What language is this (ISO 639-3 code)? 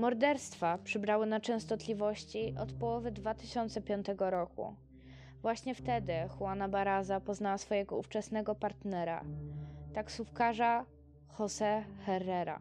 pol